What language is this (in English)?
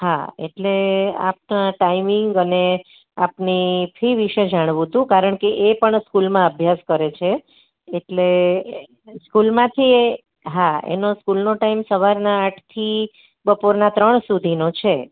Gujarati